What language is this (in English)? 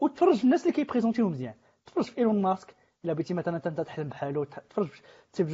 Arabic